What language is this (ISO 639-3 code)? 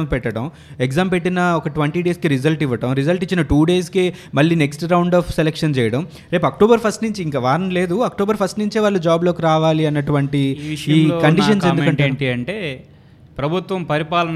tel